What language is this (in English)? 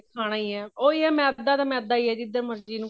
Punjabi